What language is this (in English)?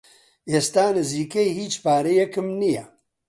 Central Kurdish